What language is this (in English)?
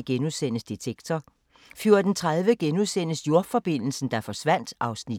Danish